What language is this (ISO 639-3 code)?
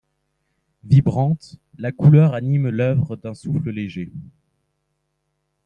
fra